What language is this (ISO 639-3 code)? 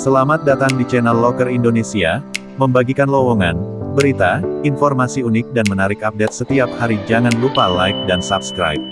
ind